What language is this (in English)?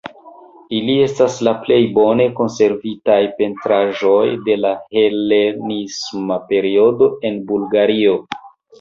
Esperanto